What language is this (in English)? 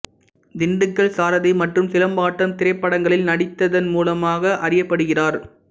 Tamil